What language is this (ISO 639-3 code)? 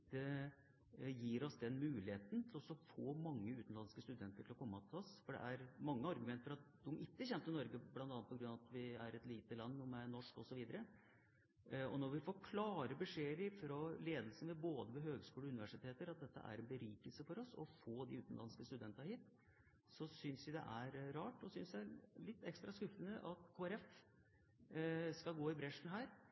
nob